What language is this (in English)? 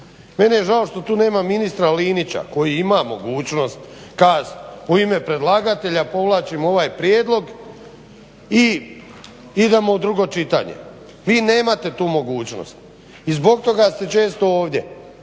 Croatian